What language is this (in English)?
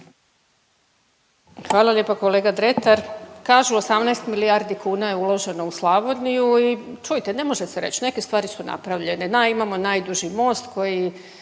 Croatian